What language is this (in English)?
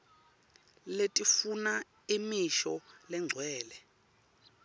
Swati